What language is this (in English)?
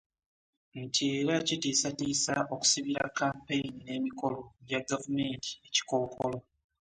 Ganda